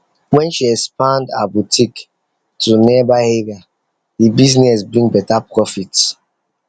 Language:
Nigerian Pidgin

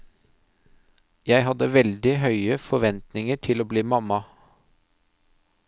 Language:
Norwegian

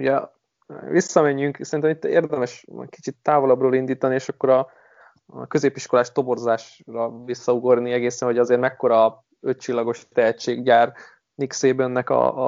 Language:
Hungarian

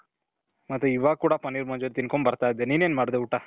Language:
Kannada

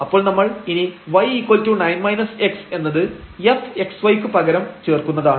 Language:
Malayalam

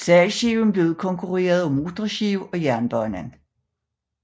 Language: Danish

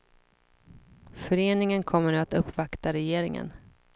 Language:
Swedish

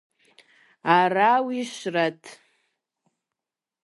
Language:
Kabardian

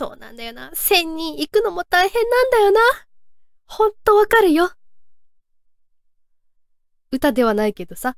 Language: Japanese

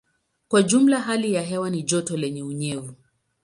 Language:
Swahili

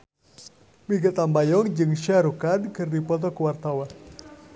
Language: Sundanese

